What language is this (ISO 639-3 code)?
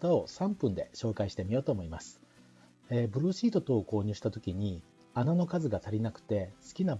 jpn